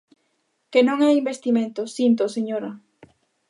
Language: Galician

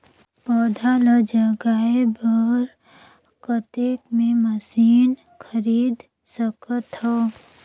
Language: Chhattisgarhi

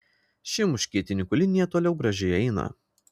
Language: Lithuanian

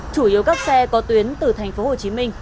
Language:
Vietnamese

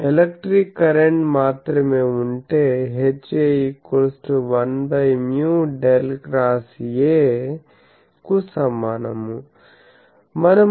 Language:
Telugu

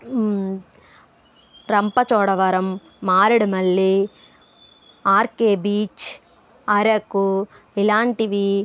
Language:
Telugu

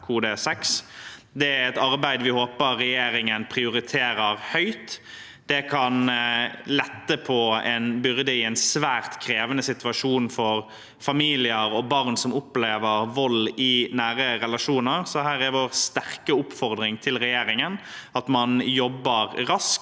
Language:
Norwegian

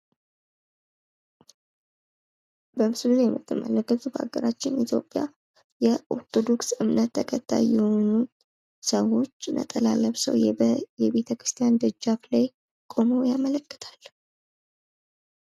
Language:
Amharic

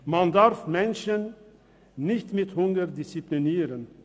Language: Swiss German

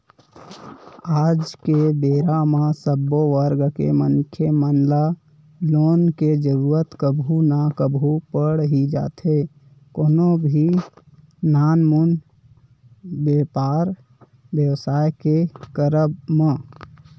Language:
Chhattisgarhi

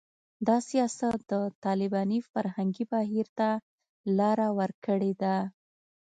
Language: Pashto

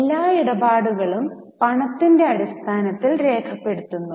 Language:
Malayalam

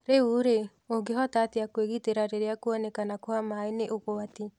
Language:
Kikuyu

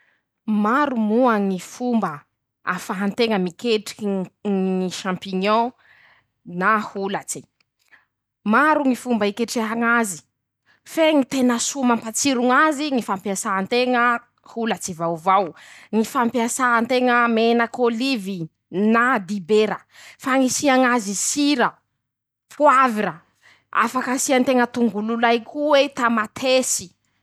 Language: Masikoro Malagasy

